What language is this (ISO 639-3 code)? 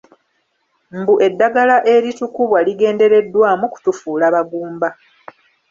lug